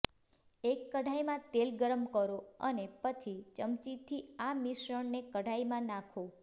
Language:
Gujarati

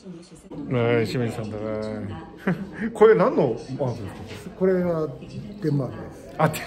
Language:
Japanese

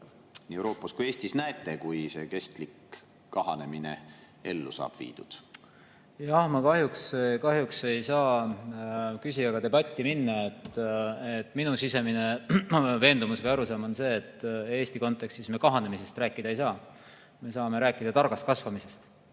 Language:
Estonian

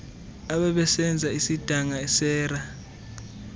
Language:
Xhosa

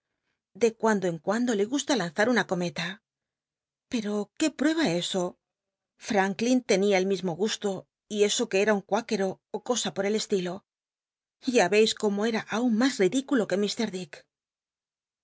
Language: Spanish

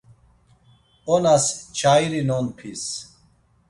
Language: Laz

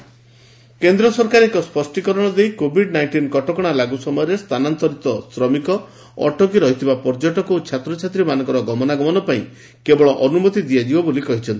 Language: Odia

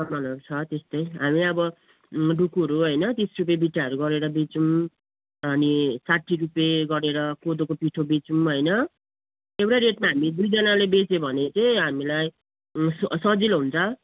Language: Nepali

